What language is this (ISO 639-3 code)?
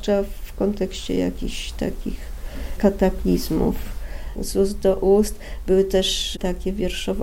pol